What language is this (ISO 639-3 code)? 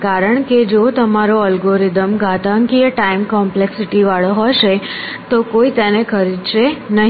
guj